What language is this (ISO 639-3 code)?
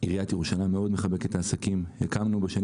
heb